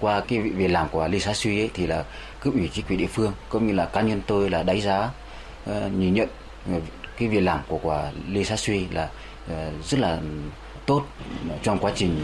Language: Vietnamese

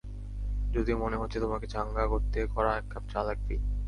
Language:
Bangla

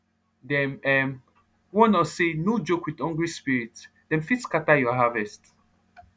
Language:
Nigerian Pidgin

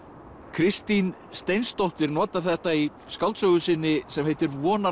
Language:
Icelandic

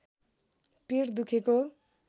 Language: Nepali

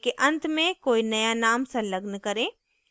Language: Hindi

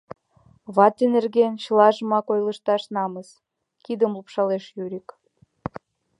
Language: Mari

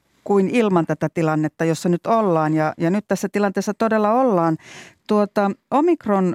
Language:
Finnish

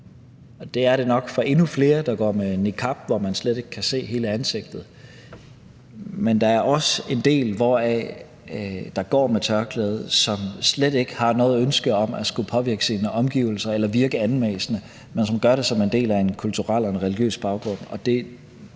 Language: Danish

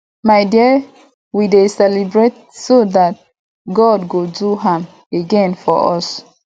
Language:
Nigerian Pidgin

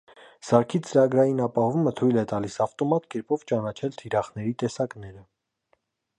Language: Armenian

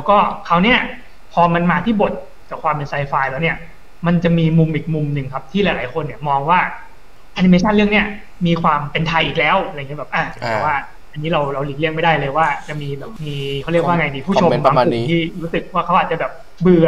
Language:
Thai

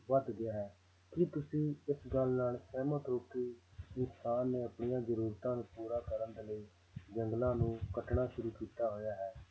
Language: Punjabi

